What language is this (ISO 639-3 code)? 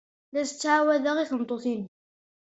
kab